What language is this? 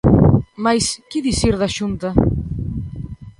Galician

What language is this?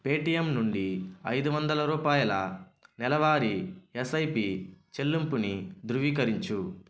Telugu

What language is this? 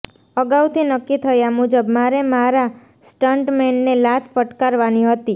Gujarati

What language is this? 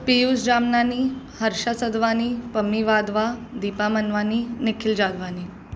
Sindhi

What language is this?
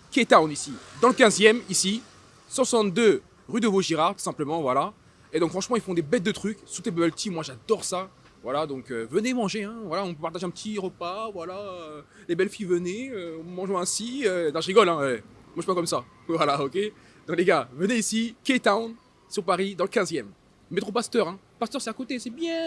French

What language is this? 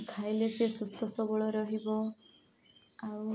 Odia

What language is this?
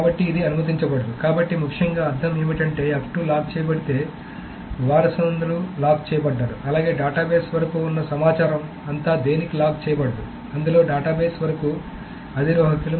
Telugu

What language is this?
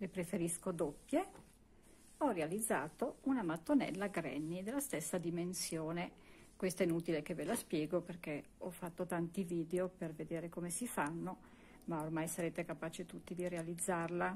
Italian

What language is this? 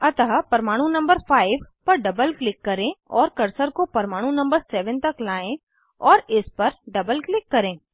Hindi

